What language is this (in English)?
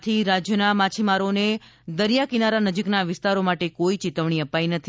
Gujarati